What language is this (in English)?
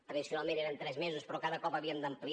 Catalan